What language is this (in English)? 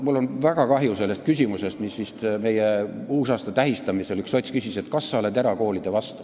Estonian